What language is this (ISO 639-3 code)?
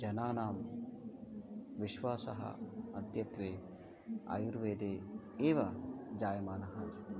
san